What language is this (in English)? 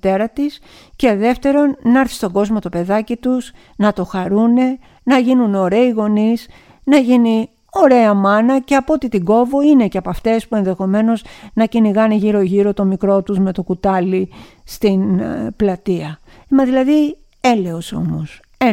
Greek